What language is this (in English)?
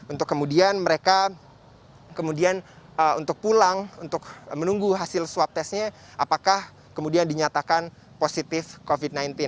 Indonesian